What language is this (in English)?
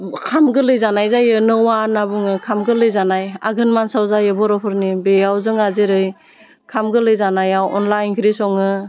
Bodo